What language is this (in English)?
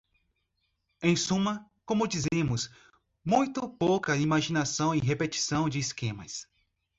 Portuguese